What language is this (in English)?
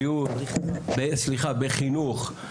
Hebrew